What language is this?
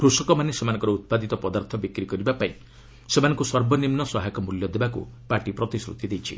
Odia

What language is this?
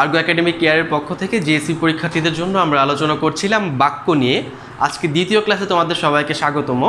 Hindi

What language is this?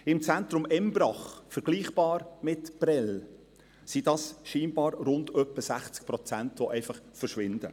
Swiss German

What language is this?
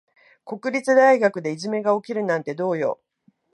Japanese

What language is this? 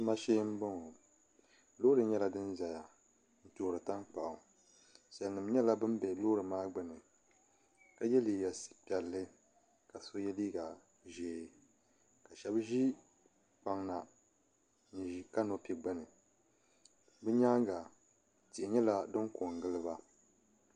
Dagbani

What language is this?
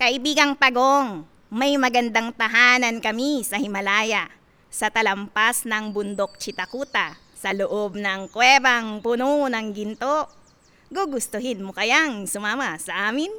Filipino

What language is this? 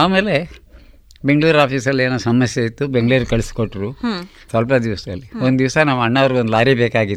Kannada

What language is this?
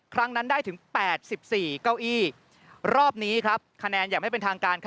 Thai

